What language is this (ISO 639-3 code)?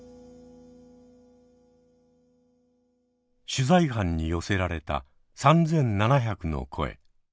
jpn